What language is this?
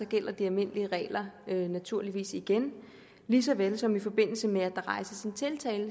Danish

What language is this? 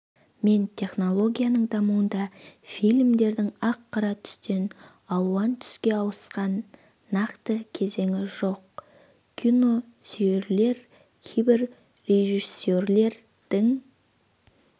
Kazakh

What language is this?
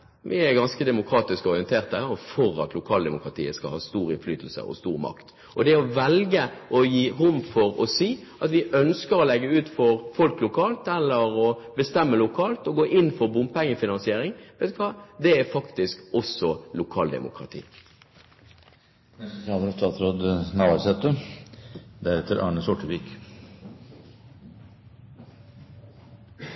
Norwegian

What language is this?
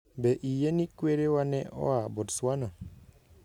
Luo (Kenya and Tanzania)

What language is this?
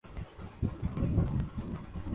Urdu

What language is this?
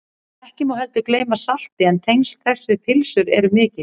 Icelandic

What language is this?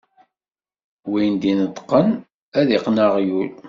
Kabyle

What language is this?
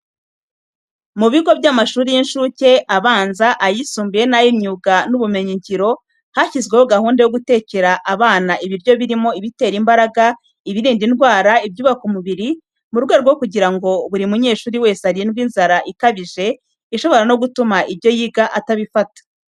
Kinyarwanda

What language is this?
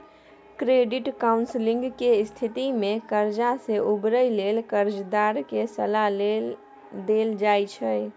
Maithili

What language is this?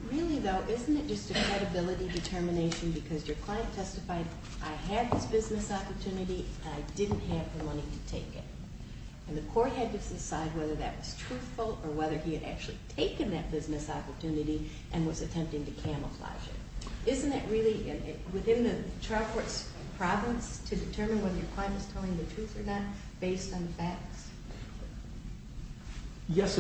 English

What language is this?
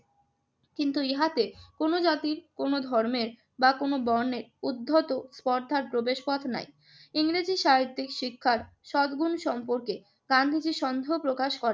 Bangla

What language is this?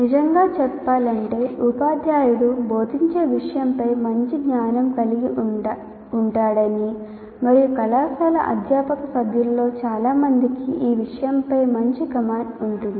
Telugu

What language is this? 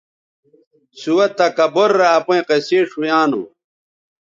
Bateri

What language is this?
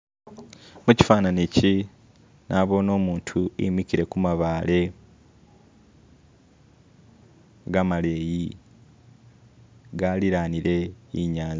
Masaaba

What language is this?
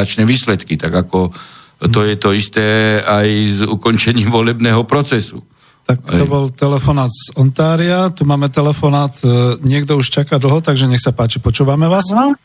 Slovak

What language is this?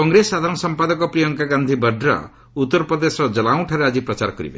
Odia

